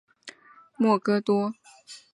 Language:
Chinese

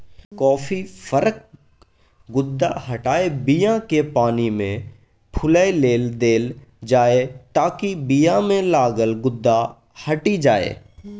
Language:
Maithili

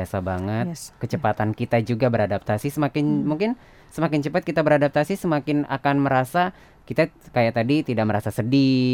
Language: Indonesian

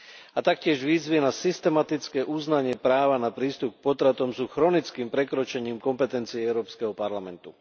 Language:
Slovak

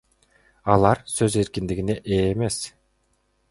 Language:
Kyrgyz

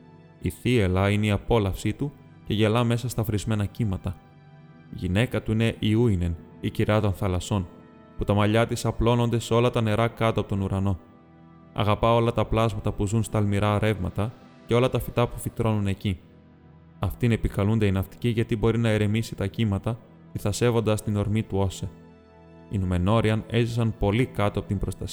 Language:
Greek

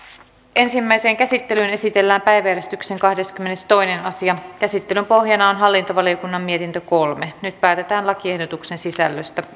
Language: Finnish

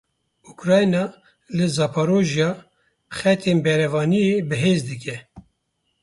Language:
Kurdish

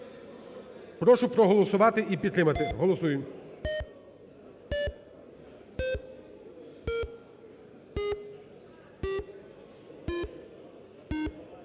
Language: Ukrainian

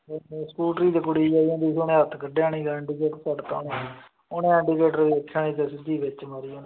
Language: Punjabi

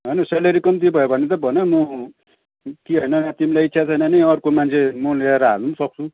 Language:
Nepali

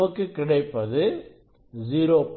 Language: Tamil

